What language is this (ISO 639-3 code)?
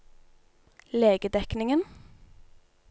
nor